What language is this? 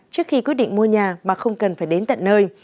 Vietnamese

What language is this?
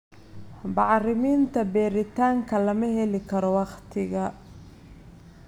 Somali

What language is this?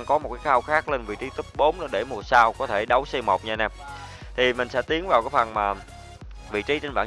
Vietnamese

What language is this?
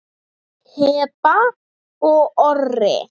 Icelandic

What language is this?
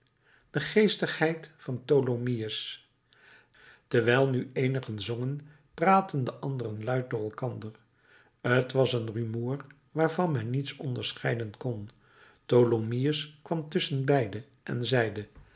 Dutch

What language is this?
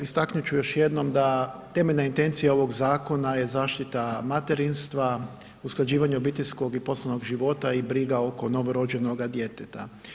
Croatian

